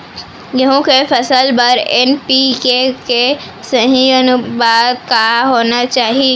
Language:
Chhattisgarhi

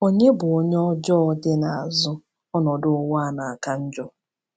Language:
Igbo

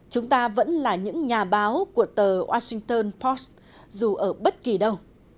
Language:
Vietnamese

